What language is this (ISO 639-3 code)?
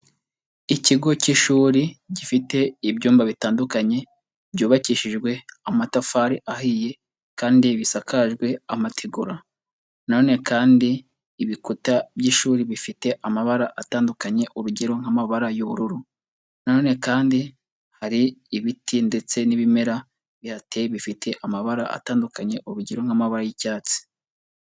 kin